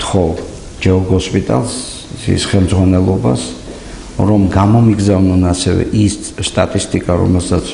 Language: Romanian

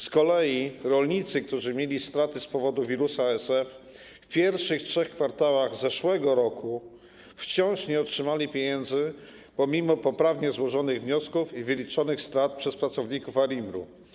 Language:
Polish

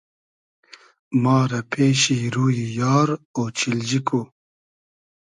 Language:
Hazaragi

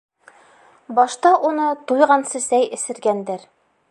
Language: Bashkir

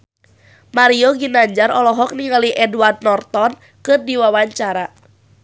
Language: Sundanese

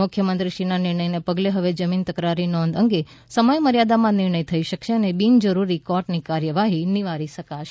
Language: Gujarati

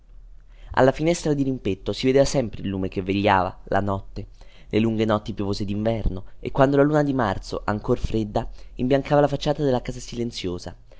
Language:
Italian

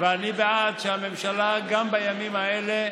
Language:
Hebrew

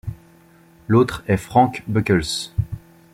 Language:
French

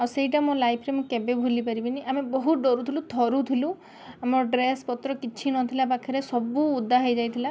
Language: Odia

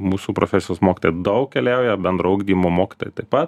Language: Lithuanian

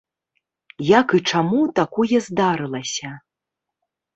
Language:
Belarusian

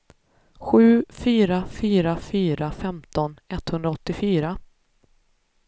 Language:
Swedish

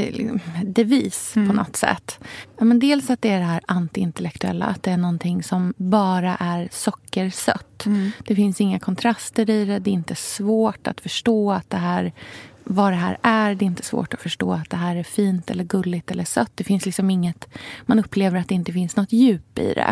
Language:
Swedish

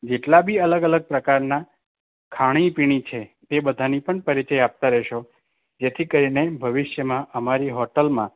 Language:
Gujarati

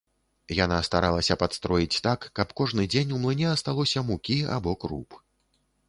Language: Belarusian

